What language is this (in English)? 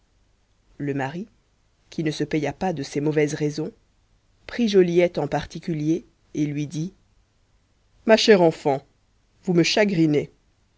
French